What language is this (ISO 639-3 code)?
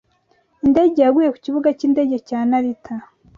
kin